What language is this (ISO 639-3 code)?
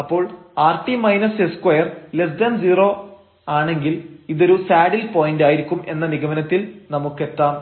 mal